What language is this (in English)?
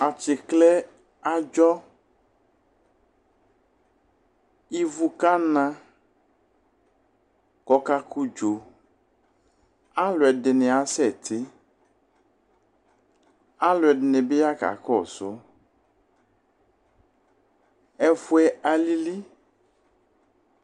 Ikposo